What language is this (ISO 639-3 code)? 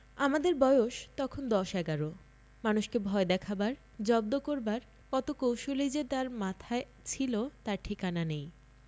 ben